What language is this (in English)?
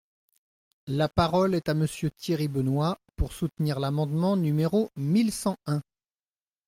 French